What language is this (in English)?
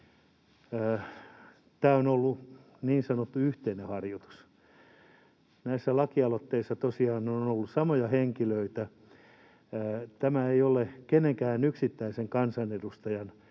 Finnish